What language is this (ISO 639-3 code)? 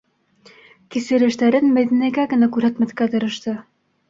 bak